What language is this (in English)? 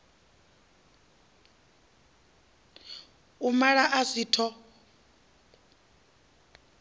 Venda